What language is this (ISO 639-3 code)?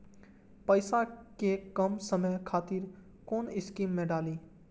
mai